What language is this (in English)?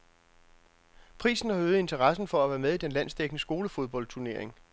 Danish